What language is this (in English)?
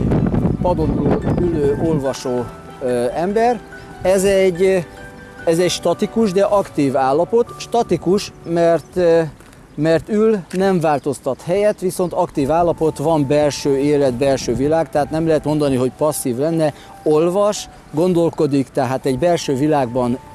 Hungarian